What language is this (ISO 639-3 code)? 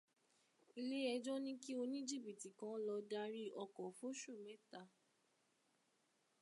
yor